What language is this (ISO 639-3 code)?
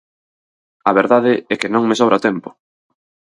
glg